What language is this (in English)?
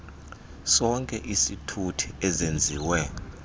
Xhosa